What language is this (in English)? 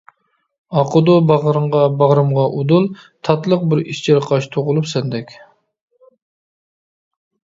Uyghur